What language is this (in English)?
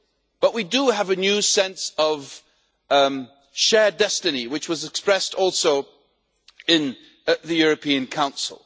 English